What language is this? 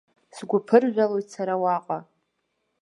Abkhazian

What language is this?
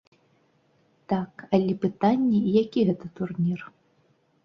Belarusian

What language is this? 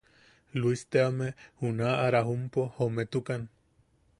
Yaqui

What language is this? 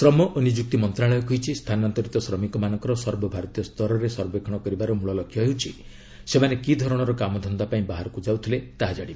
Odia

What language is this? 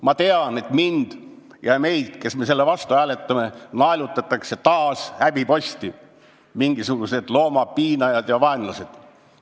Estonian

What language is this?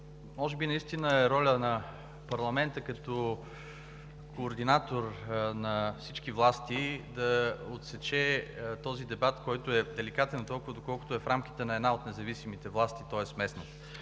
Bulgarian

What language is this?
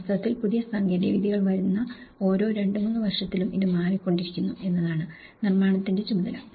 Malayalam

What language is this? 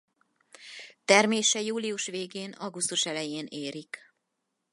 Hungarian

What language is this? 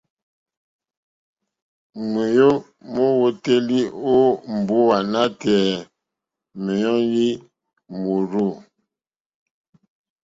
Mokpwe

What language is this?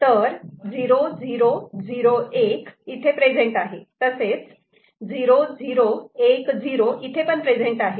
Marathi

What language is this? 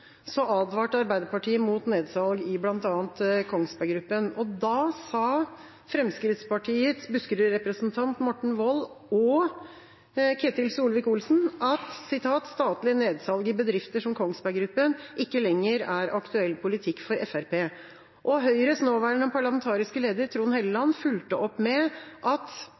Norwegian Bokmål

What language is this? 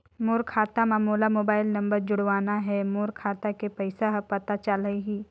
Chhattisgarhi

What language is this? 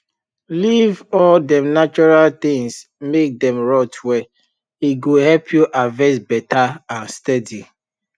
Nigerian Pidgin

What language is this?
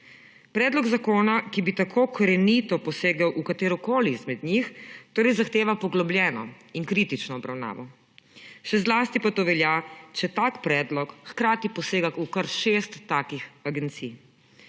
Slovenian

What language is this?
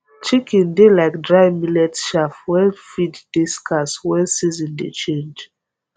Nigerian Pidgin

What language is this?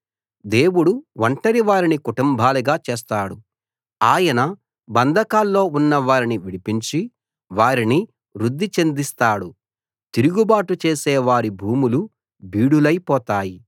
Telugu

